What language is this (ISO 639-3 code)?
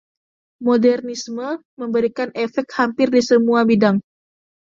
ind